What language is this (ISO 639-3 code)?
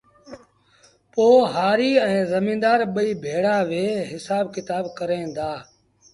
sbn